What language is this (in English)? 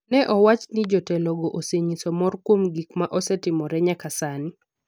Luo (Kenya and Tanzania)